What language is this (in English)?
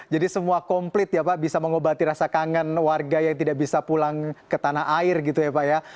Indonesian